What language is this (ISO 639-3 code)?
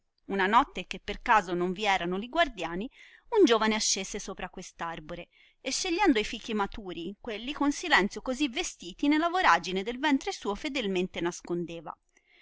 ita